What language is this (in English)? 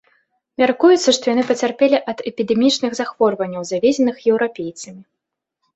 Belarusian